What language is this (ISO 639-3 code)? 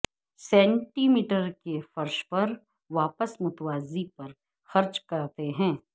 urd